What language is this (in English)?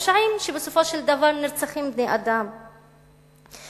Hebrew